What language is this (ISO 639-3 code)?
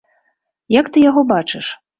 bel